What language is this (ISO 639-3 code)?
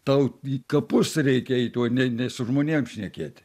lit